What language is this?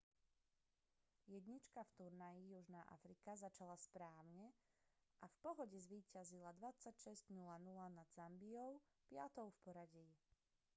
Slovak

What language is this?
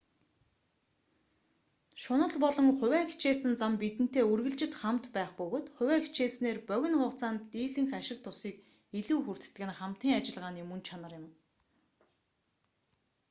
Mongolian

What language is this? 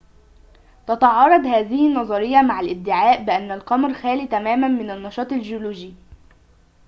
Arabic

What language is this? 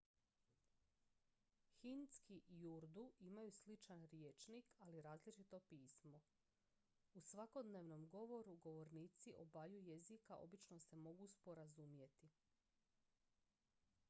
Croatian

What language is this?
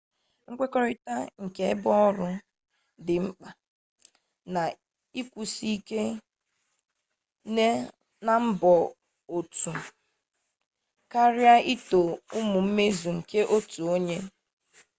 Igbo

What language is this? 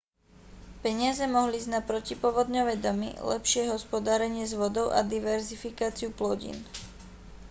Slovak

